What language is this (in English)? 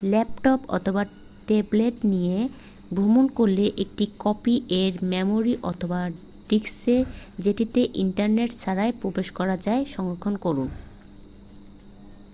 Bangla